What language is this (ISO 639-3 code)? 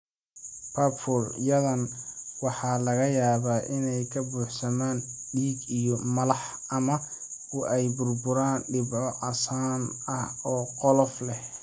som